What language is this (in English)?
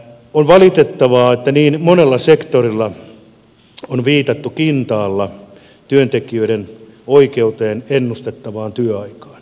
Finnish